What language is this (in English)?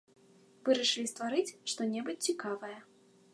Belarusian